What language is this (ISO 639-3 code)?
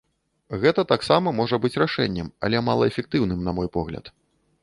bel